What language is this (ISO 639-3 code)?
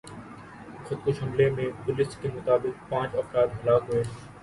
urd